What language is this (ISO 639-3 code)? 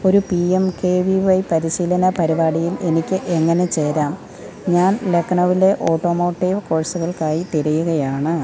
mal